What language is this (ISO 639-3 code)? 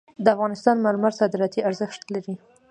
pus